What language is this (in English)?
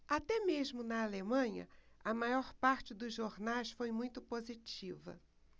Portuguese